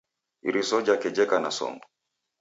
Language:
Taita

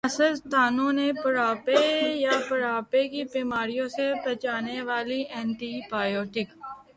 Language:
Urdu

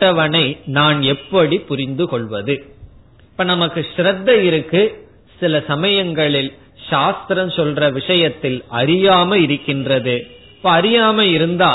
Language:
Tamil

